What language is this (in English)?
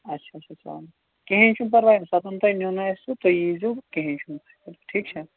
Kashmiri